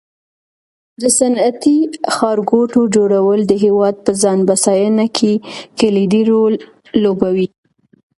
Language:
Pashto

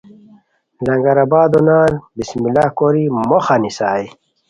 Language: Khowar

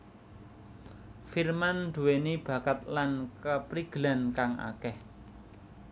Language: Javanese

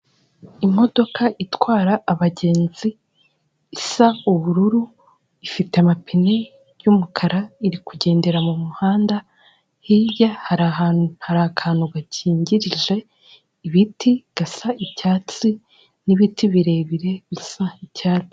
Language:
Kinyarwanda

